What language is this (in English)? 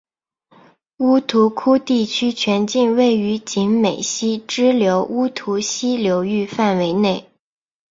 Chinese